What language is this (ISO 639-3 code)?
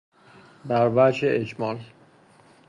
fas